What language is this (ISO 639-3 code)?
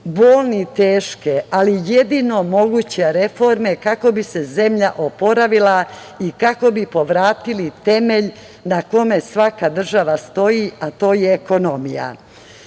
srp